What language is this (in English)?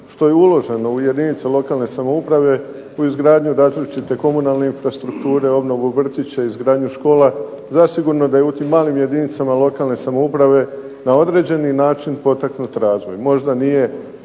Croatian